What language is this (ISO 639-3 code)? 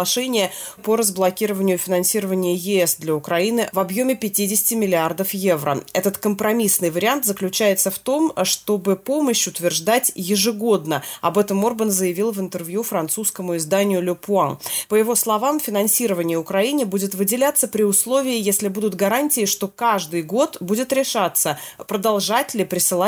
rus